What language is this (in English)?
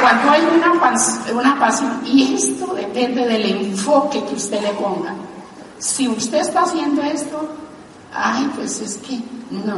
Spanish